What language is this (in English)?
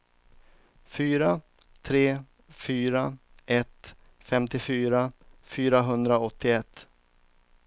Swedish